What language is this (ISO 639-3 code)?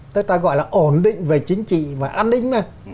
vie